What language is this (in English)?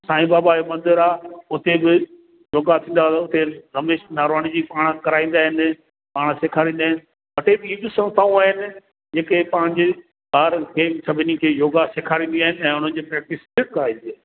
Sindhi